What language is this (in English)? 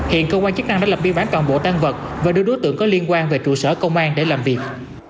Vietnamese